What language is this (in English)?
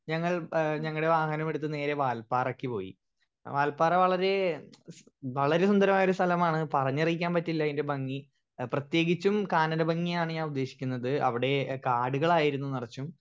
Malayalam